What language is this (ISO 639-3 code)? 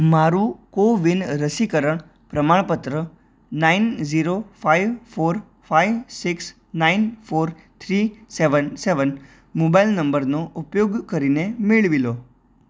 guj